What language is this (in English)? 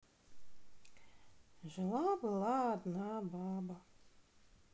Russian